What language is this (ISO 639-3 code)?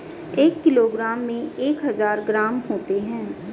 hin